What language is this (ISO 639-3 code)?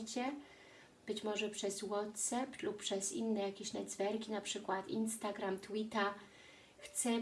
pol